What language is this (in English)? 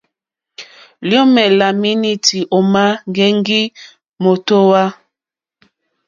Mokpwe